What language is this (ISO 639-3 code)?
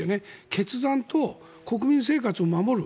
jpn